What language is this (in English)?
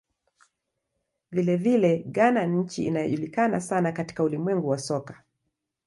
Swahili